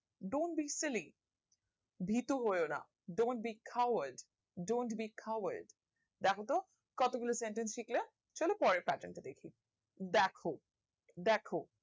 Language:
Bangla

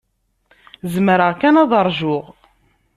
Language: Kabyle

